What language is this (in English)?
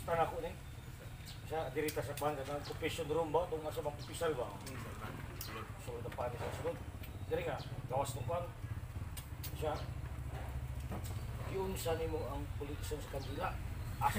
Indonesian